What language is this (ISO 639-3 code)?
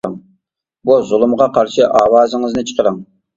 uig